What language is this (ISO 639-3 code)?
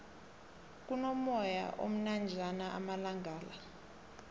nbl